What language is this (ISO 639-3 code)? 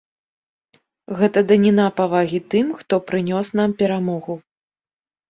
bel